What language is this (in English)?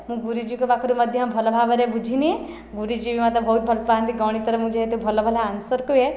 Odia